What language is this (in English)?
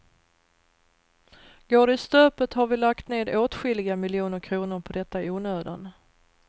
Swedish